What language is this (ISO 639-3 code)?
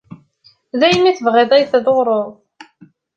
kab